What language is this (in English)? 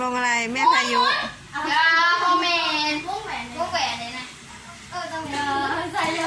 Thai